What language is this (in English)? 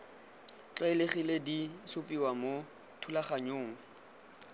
Tswana